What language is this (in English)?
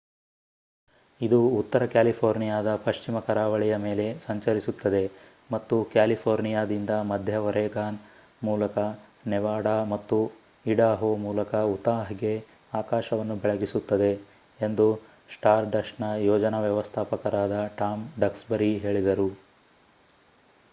Kannada